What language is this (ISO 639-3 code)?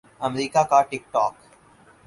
urd